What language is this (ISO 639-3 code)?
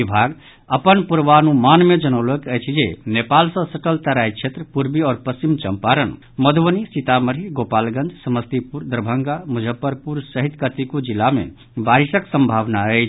mai